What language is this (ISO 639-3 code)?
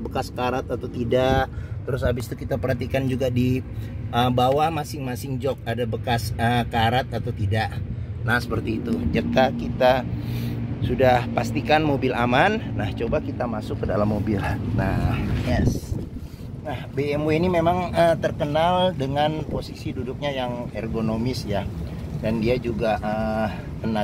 ind